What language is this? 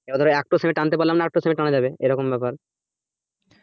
Bangla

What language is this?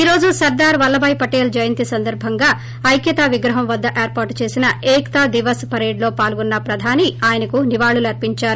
Telugu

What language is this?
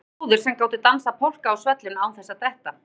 Icelandic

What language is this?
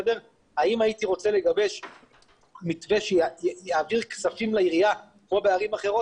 Hebrew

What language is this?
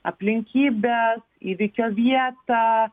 Lithuanian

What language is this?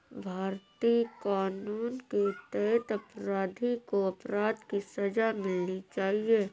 Hindi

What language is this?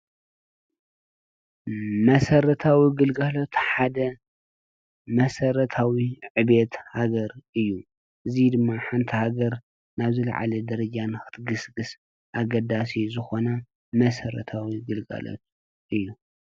Tigrinya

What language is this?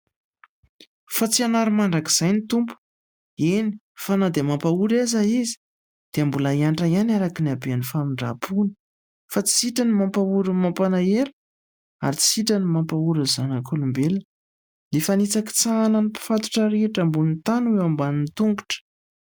Malagasy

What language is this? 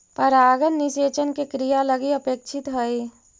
Magahi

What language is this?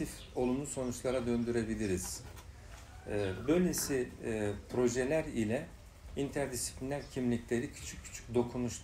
Turkish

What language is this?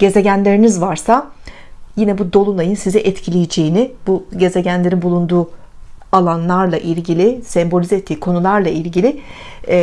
Turkish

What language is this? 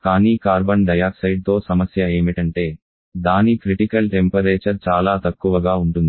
Telugu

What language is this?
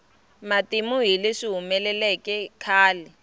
Tsonga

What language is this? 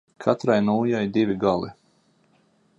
Latvian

